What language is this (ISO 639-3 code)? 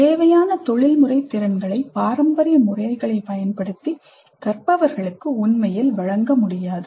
tam